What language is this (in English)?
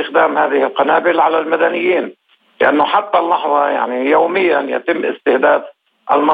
Arabic